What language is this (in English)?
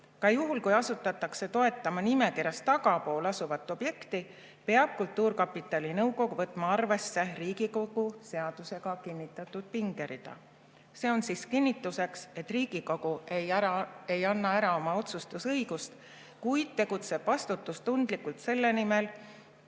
Estonian